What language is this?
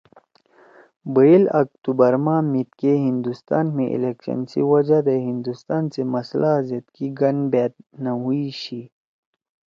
Torwali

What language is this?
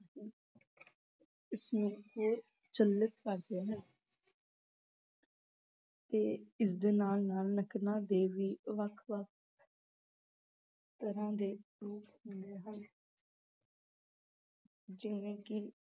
Punjabi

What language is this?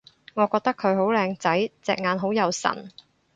Cantonese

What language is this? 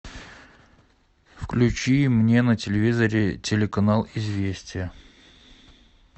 Russian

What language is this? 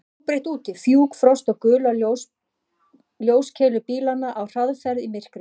Icelandic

